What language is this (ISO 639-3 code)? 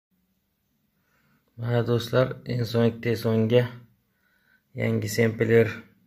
tur